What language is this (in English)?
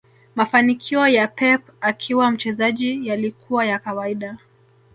Swahili